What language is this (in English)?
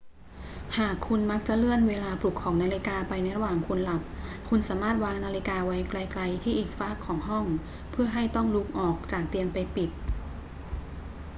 Thai